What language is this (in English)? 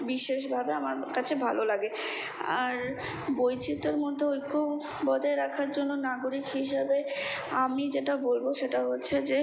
Bangla